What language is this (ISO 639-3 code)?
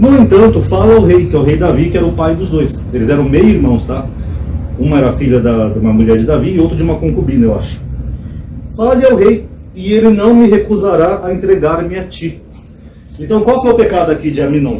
por